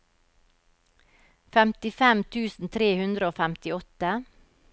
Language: Norwegian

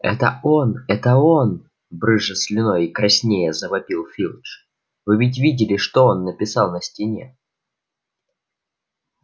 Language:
Russian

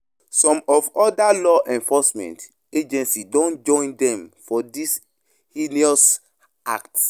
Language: Nigerian Pidgin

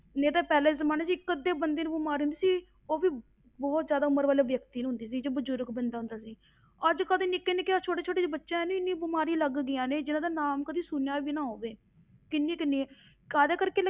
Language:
Punjabi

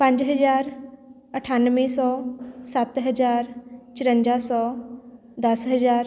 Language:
Punjabi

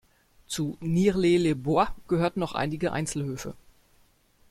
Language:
German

